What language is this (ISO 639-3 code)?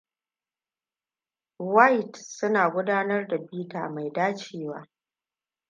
hau